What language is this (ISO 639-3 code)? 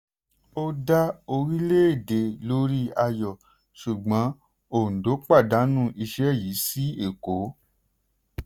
yor